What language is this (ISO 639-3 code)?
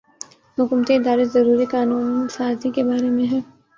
urd